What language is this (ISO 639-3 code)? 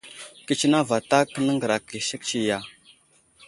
udl